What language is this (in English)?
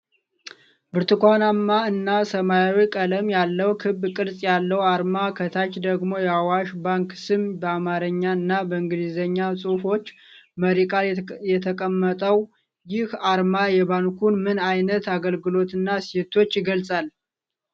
Amharic